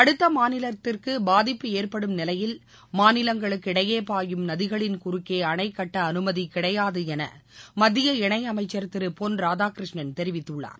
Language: Tamil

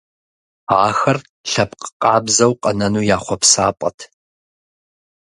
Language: Kabardian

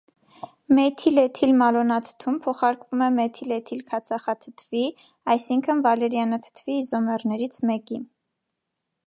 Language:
Armenian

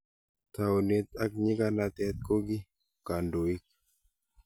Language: Kalenjin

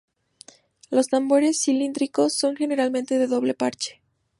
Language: Spanish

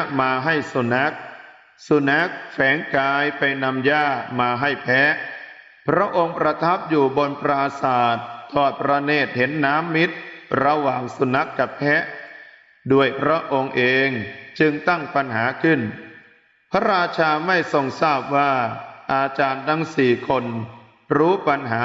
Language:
Thai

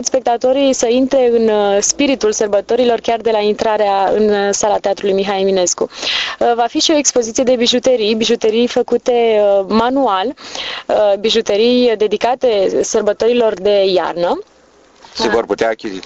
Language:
Romanian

